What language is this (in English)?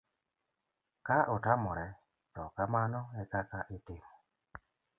Luo (Kenya and Tanzania)